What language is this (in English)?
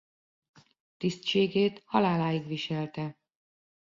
Hungarian